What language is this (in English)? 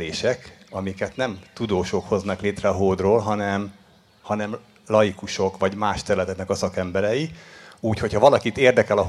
Hungarian